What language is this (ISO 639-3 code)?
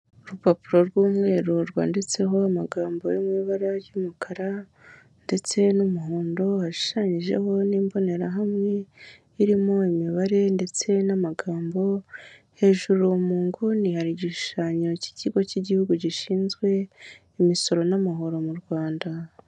kin